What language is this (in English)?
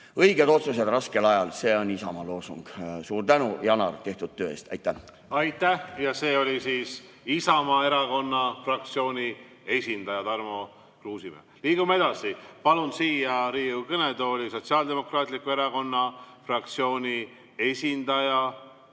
Estonian